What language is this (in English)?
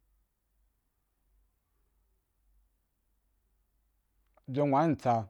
Wapan